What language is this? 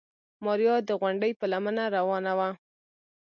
Pashto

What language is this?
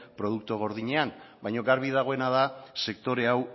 Basque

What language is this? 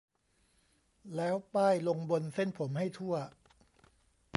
Thai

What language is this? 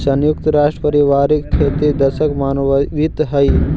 Magahi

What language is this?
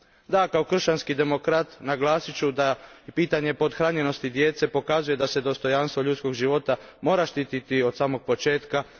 Croatian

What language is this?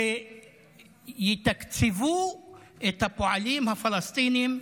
Hebrew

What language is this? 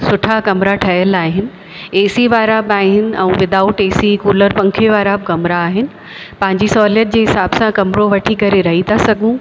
Sindhi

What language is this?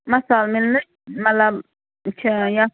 Kashmiri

